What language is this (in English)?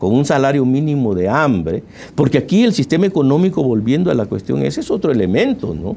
Spanish